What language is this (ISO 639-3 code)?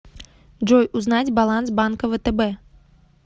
rus